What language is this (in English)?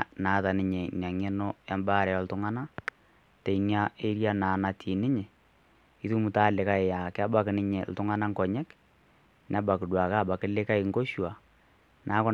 Masai